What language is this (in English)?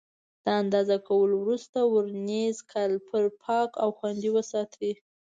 Pashto